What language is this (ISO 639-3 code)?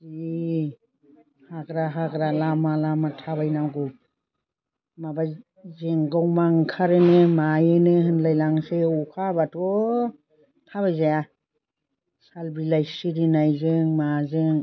brx